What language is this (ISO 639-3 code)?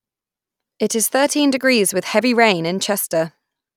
eng